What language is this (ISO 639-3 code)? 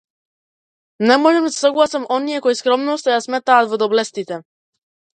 mkd